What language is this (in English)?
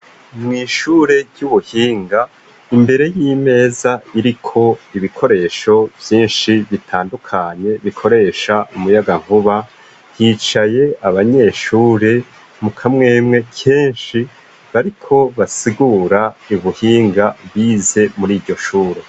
Rundi